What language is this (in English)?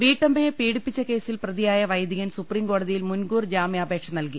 Malayalam